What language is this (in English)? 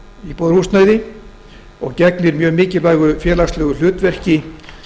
Icelandic